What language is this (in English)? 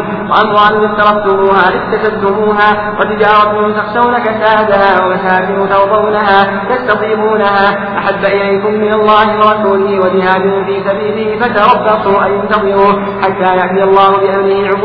Arabic